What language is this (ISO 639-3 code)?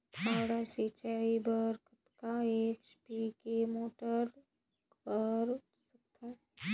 hne